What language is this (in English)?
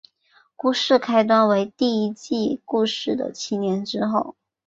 Chinese